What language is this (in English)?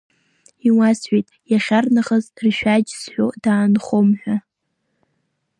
Abkhazian